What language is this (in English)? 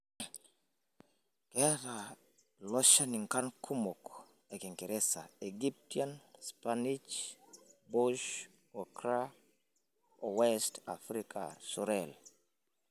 Masai